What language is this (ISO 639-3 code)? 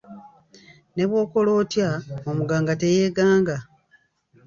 lug